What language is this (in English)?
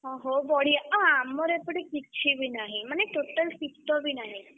Odia